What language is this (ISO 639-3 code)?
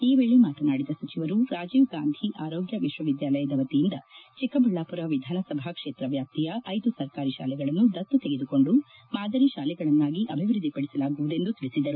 kan